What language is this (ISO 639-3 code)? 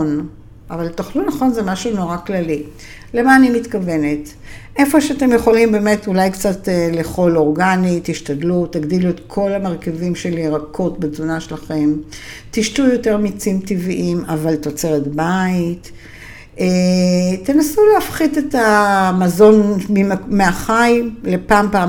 heb